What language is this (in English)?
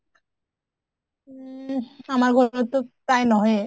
Assamese